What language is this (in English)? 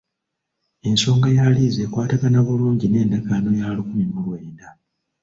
Ganda